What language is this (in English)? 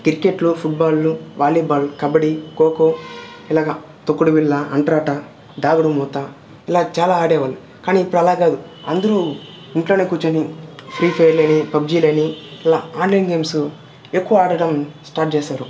Telugu